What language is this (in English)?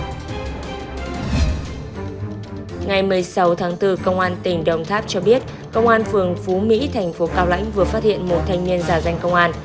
Vietnamese